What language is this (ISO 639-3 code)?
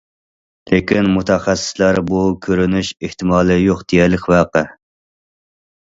uig